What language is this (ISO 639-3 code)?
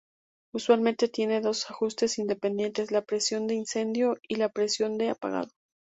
spa